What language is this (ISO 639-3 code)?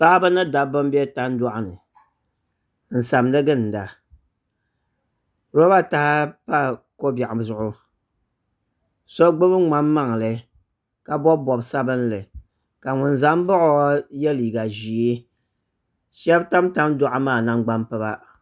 dag